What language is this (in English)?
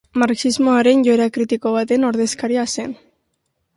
Basque